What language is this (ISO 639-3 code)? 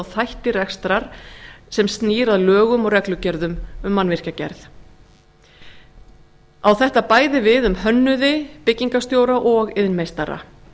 isl